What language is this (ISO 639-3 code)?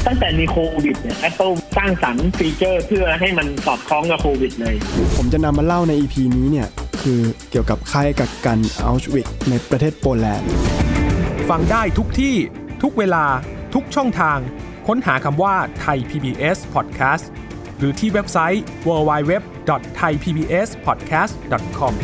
tha